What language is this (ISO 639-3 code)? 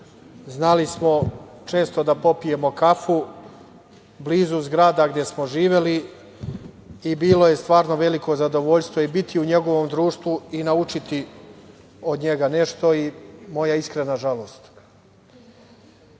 srp